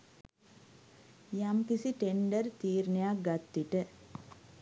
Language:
Sinhala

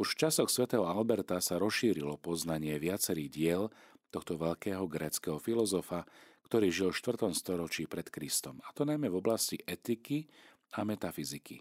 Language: Slovak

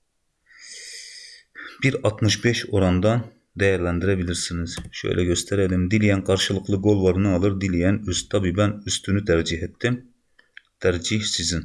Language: Turkish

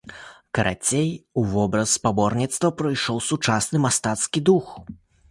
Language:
Belarusian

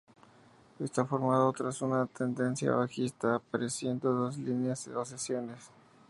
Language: Spanish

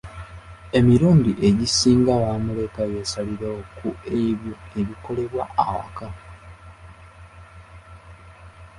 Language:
Ganda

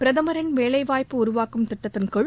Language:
Tamil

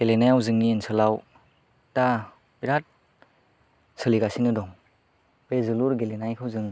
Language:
Bodo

